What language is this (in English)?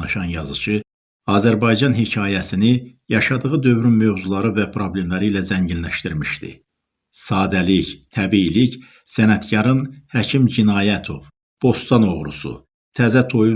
Turkish